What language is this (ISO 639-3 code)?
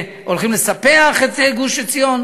heb